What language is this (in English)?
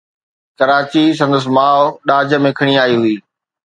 Sindhi